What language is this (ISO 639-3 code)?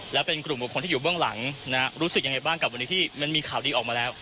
tha